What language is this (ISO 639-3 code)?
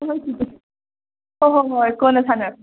mni